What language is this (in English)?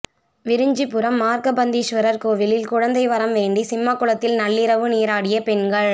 Tamil